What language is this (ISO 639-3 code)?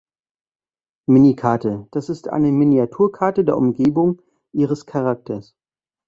deu